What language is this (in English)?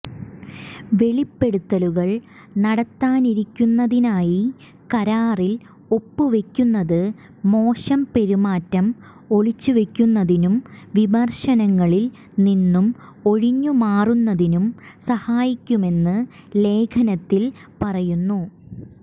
Malayalam